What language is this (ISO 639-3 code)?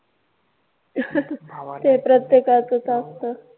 mar